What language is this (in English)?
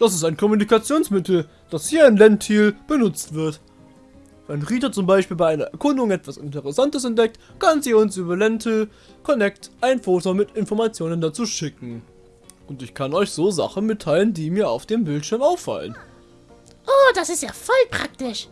German